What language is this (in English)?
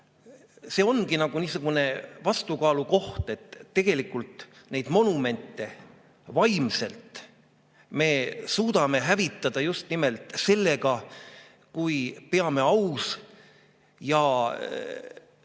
Estonian